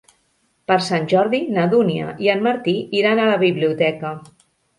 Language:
Catalan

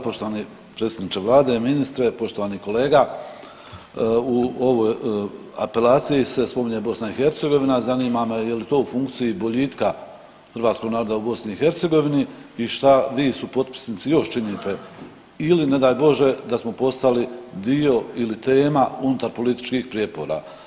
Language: Croatian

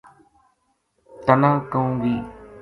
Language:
Gujari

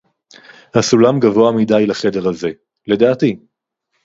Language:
Hebrew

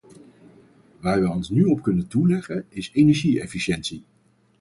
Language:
Dutch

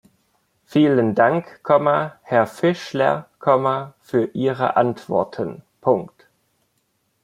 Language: German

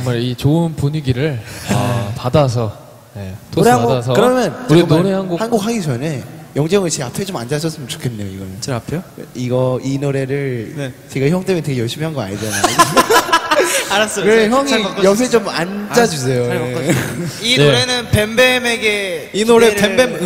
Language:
Korean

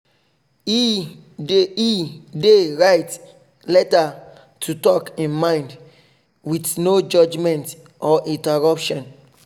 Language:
Nigerian Pidgin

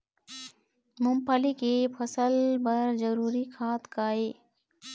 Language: Chhattisgarhi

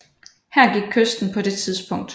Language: Danish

